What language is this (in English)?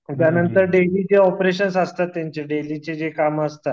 Marathi